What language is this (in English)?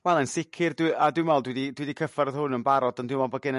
Welsh